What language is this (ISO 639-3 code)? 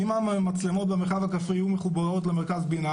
heb